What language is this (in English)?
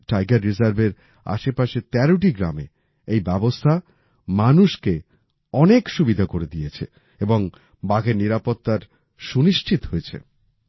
Bangla